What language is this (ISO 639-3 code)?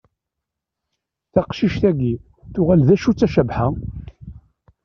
kab